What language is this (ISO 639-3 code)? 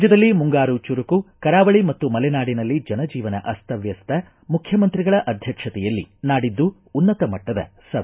kan